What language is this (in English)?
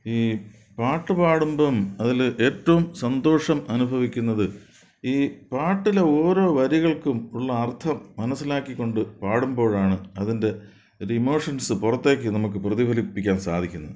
Malayalam